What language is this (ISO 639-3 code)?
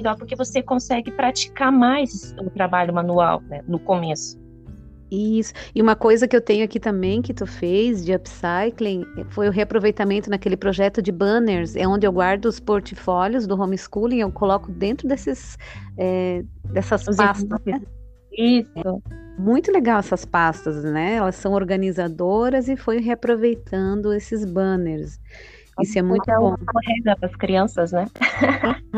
por